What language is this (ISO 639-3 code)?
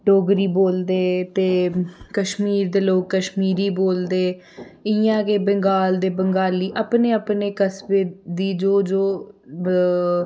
doi